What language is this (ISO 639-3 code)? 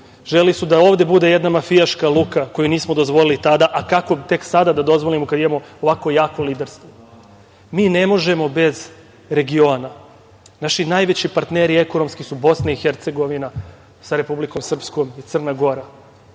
srp